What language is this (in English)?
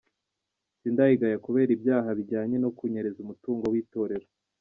Kinyarwanda